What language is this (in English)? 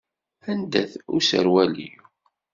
Kabyle